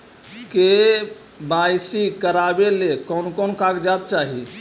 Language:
Magahi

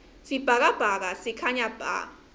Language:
Swati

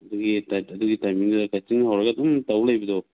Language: Manipuri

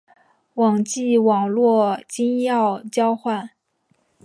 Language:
Chinese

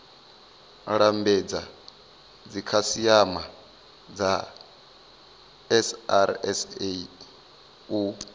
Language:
Venda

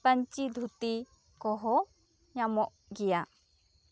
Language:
Santali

